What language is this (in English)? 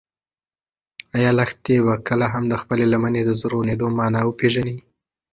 Pashto